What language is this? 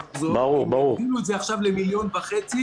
Hebrew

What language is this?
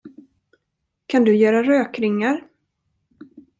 Swedish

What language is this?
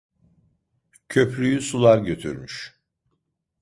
Turkish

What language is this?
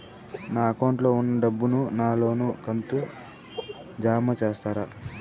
Telugu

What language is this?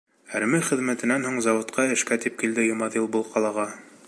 Bashkir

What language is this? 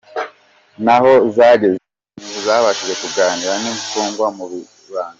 Kinyarwanda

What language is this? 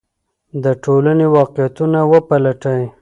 Pashto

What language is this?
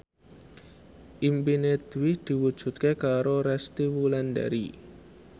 Javanese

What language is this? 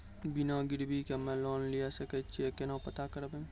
Maithili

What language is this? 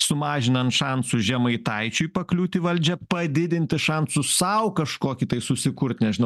Lithuanian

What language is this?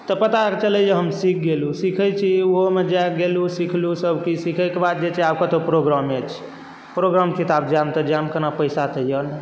Maithili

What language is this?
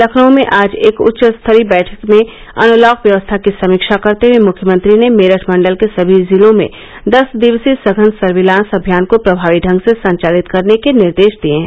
Hindi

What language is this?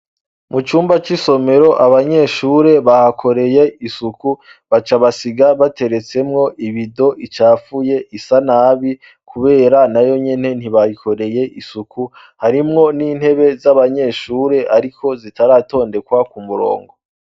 Rundi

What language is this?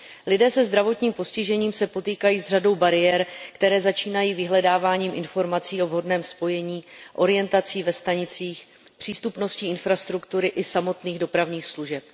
Czech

